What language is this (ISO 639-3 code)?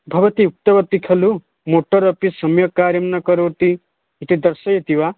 san